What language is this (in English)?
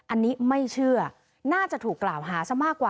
Thai